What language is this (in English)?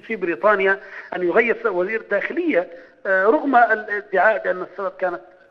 Arabic